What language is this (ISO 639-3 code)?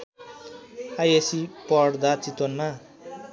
nep